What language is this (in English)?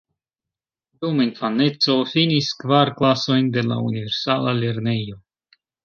Esperanto